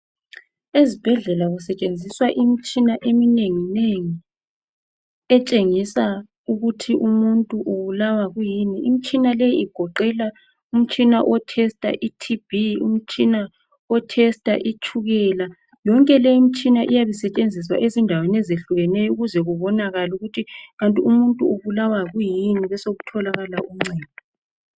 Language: North Ndebele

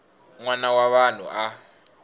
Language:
Tsonga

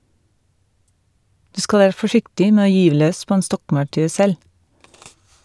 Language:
Norwegian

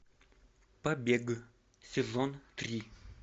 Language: Russian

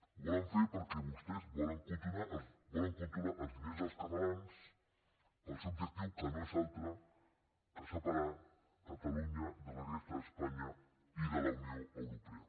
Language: Catalan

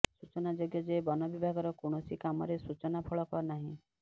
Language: Odia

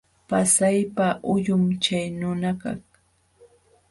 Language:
Jauja Wanca Quechua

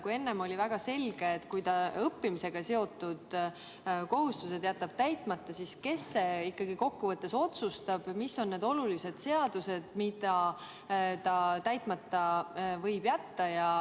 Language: Estonian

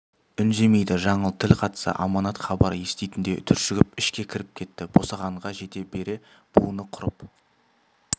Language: Kazakh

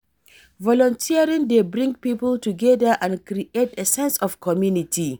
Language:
Nigerian Pidgin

